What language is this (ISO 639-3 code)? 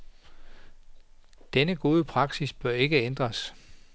dan